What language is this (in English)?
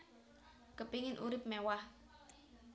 Javanese